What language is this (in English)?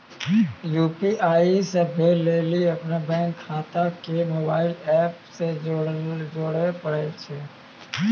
Maithili